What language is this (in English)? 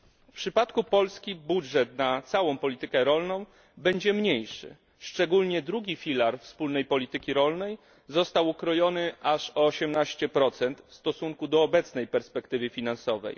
Polish